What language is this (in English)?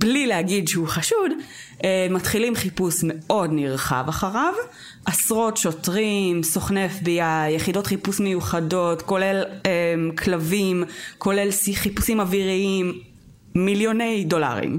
Hebrew